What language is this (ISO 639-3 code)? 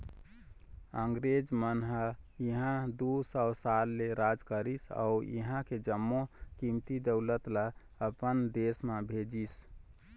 hne